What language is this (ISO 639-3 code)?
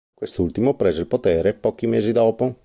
ita